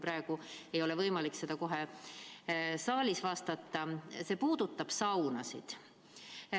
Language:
Estonian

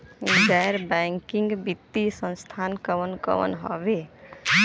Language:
Bhojpuri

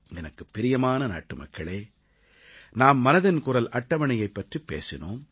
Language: Tamil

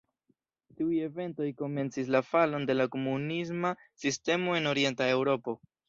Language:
Esperanto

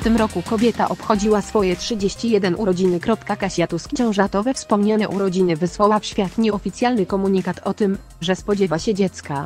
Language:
Polish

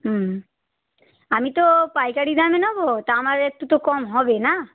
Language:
Bangla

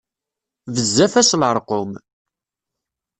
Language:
Kabyle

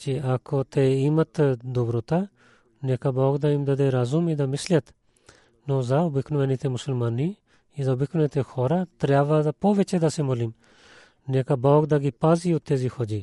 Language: Bulgarian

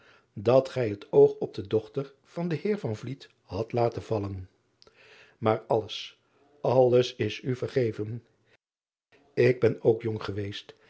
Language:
Dutch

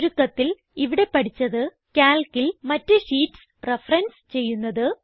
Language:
Malayalam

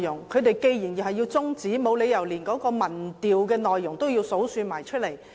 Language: Cantonese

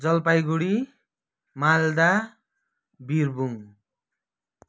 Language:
Nepali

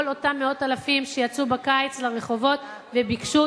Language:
Hebrew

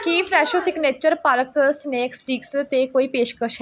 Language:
Punjabi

